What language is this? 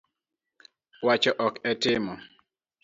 Luo (Kenya and Tanzania)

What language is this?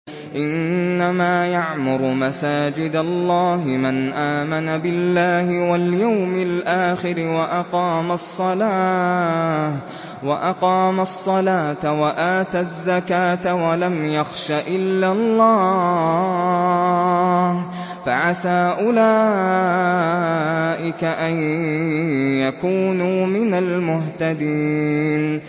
Arabic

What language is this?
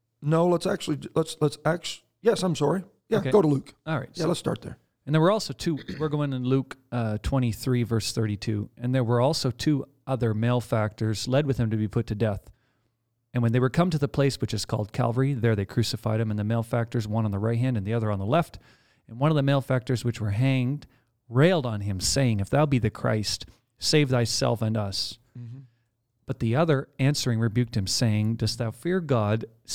English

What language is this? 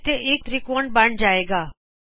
Punjabi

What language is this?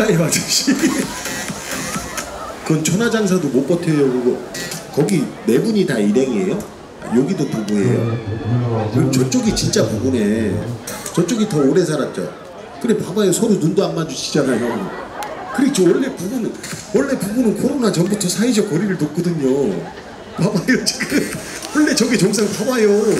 Korean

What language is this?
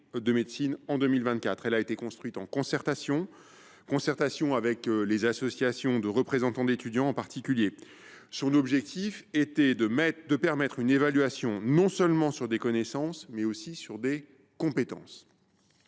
French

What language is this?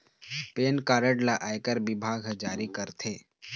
Chhattisgarhi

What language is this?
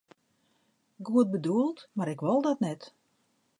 Western Frisian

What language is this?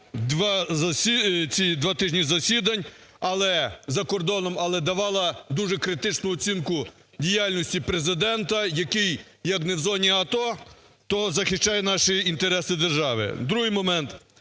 Ukrainian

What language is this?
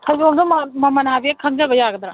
Manipuri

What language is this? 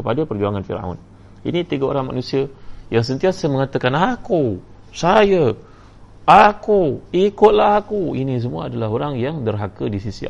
Malay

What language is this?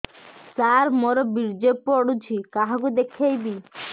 Odia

